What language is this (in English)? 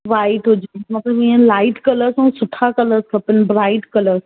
Sindhi